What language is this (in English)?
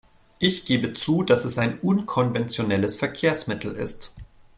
German